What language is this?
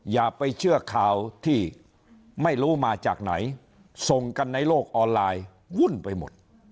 Thai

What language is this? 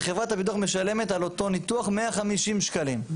Hebrew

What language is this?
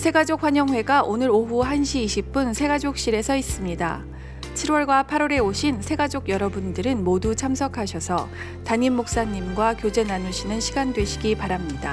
Korean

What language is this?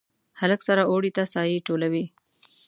Pashto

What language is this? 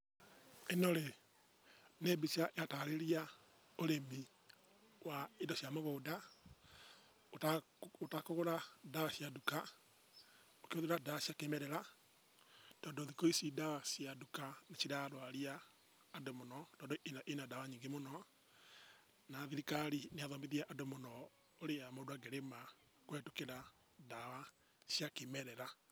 Kikuyu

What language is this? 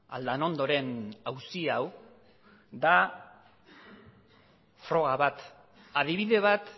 Basque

